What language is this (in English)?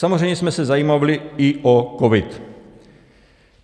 Czech